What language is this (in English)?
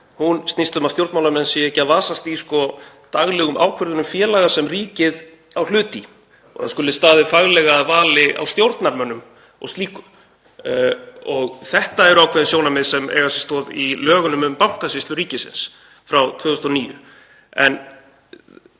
Icelandic